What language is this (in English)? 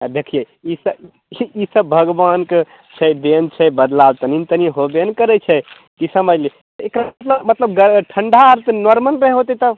Maithili